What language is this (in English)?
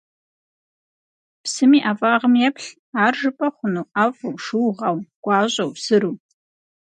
Kabardian